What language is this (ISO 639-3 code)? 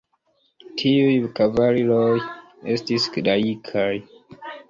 epo